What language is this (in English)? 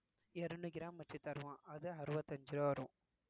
Tamil